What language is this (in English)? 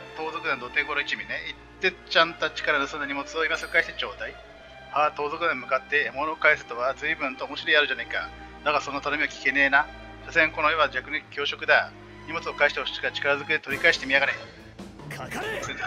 Japanese